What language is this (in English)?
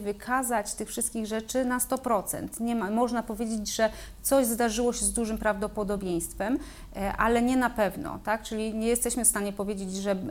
Polish